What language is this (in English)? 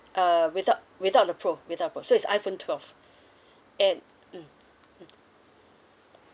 English